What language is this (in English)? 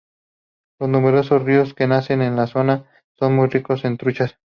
Spanish